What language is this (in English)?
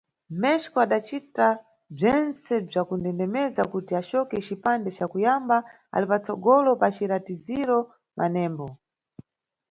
Nyungwe